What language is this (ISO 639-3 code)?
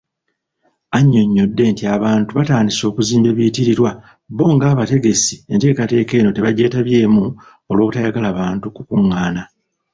lug